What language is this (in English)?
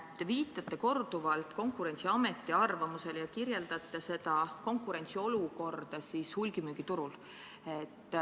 Estonian